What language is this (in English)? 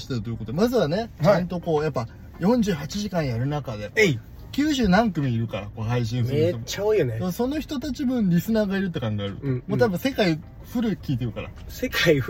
Japanese